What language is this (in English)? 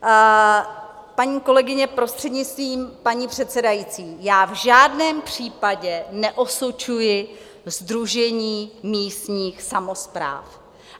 Czech